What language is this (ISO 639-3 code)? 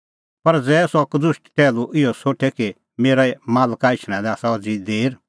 kfx